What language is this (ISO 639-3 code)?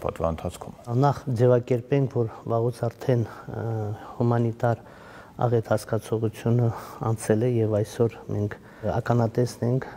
ron